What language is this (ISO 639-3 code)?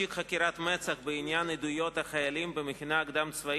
heb